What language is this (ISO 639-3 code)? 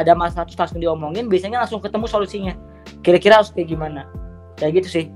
ind